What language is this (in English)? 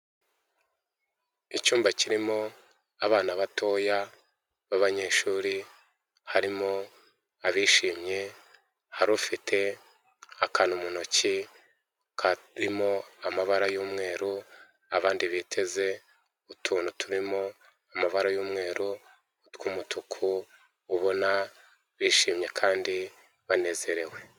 Kinyarwanda